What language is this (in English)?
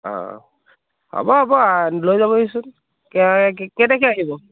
Assamese